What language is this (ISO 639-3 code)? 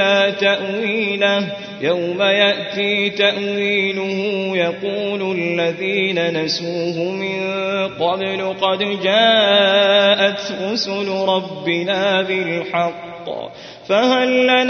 ara